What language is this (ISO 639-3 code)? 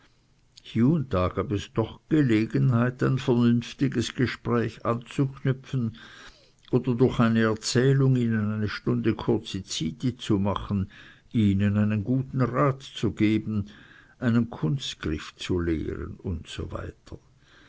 deu